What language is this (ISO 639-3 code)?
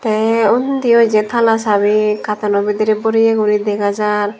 ccp